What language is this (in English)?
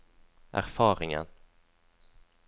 Norwegian